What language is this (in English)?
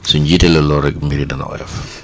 Wolof